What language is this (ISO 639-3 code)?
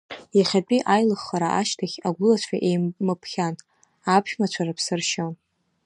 abk